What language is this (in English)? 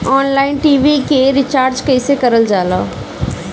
Bhojpuri